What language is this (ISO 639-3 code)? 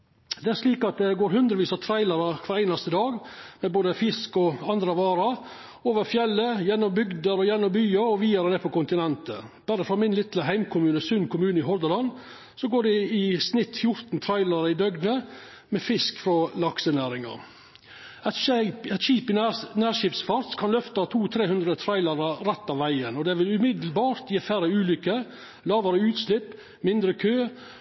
nno